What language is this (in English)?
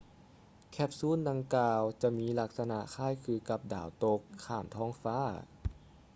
Lao